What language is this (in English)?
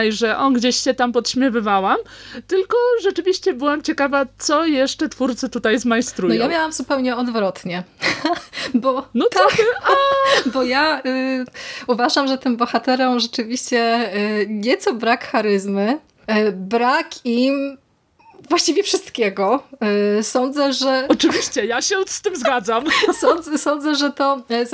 Polish